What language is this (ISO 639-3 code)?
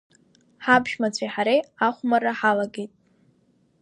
abk